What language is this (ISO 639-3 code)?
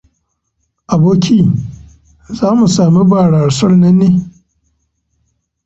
hau